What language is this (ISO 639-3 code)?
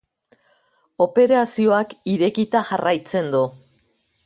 eus